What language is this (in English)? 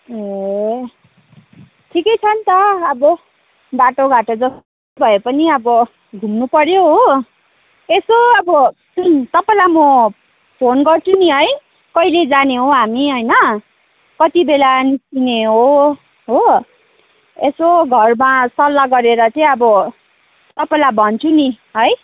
Nepali